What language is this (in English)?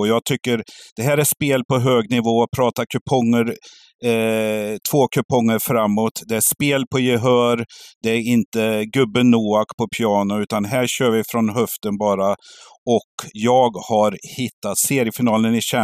Swedish